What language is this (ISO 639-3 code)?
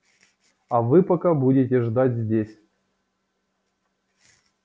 rus